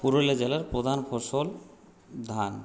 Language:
Bangla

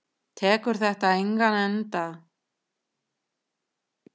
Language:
Icelandic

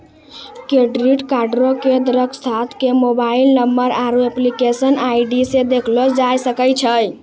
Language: Maithili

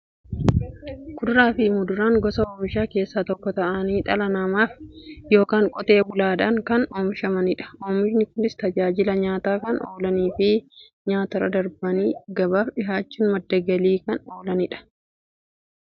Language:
Oromo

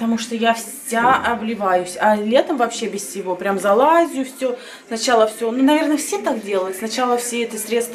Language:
Russian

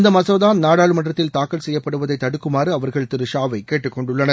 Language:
Tamil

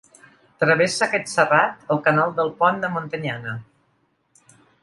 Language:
Catalan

